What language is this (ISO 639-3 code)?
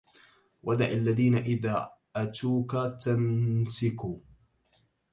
ara